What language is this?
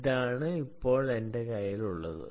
Malayalam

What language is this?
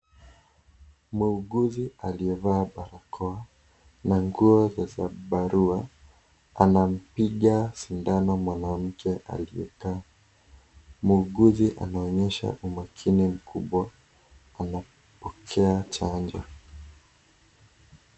Swahili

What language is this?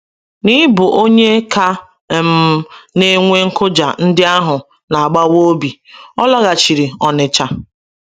Igbo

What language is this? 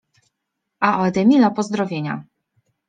Polish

